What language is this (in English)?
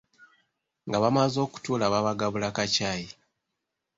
Ganda